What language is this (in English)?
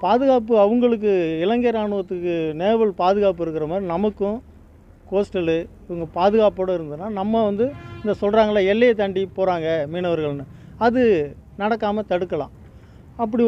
Arabic